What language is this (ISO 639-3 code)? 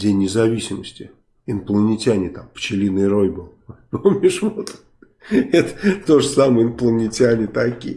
rus